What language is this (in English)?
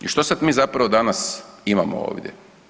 Croatian